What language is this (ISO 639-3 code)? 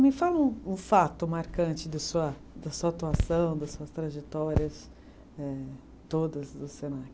por